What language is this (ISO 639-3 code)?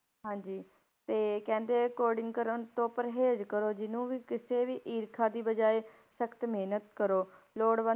pan